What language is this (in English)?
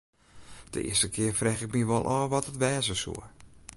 Western Frisian